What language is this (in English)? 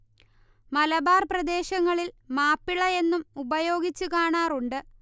Malayalam